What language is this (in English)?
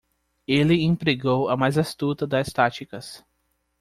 Portuguese